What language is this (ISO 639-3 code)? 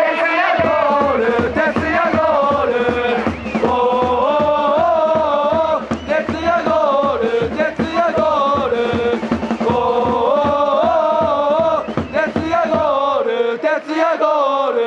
heb